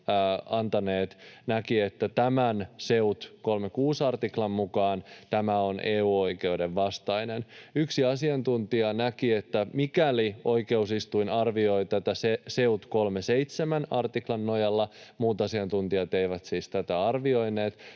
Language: Finnish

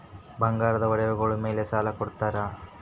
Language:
Kannada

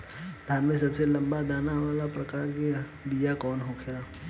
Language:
Bhojpuri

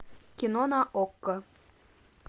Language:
Russian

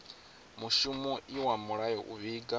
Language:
Venda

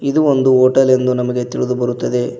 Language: Kannada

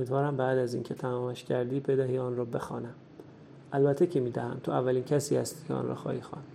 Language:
Persian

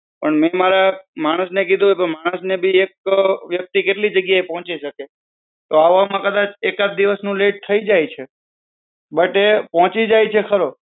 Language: Gujarati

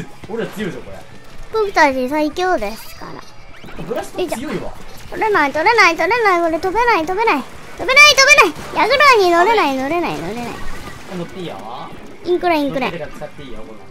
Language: Japanese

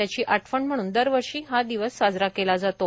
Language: Marathi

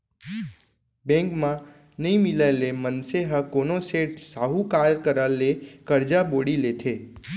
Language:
Chhattisgarhi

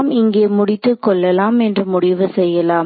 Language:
Tamil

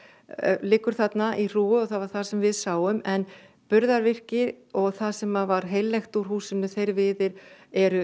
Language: Icelandic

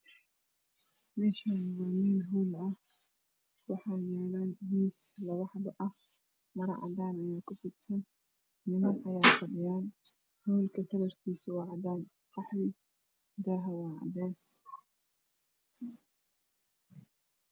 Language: Somali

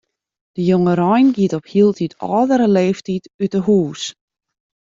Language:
Western Frisian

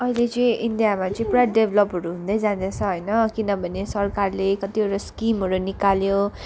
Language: Nepali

